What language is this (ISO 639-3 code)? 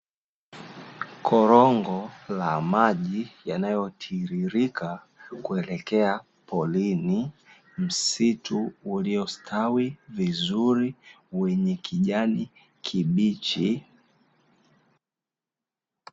swa